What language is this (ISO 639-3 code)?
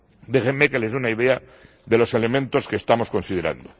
spa